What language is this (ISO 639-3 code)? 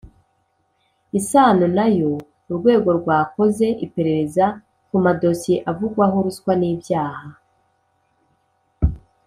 kin